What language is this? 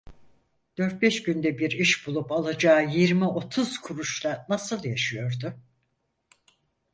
Turkish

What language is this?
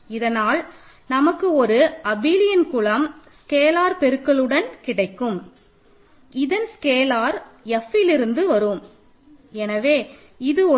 Tamil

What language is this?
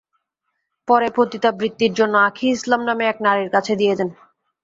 Bangla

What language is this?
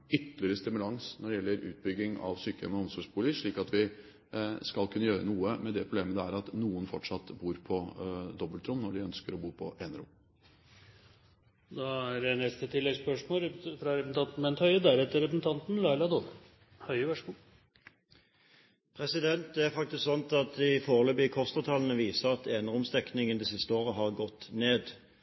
Norwegian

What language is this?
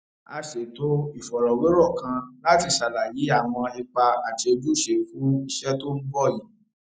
Yoruba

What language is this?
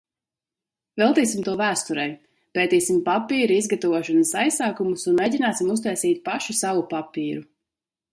Latvian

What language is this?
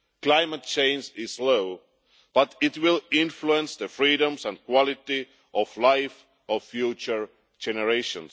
English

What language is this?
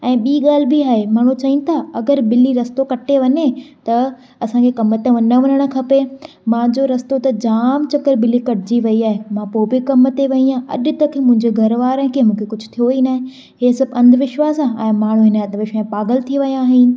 Sindhi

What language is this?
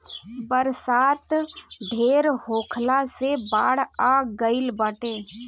Bhojpuri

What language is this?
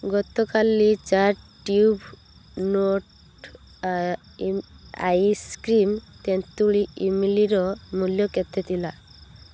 Odia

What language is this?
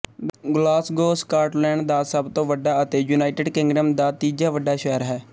Punjabi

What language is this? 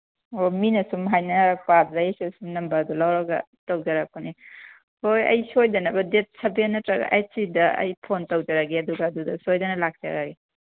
Manipuri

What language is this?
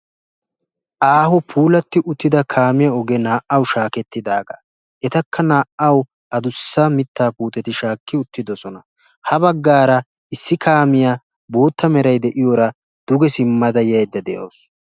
Wolaytta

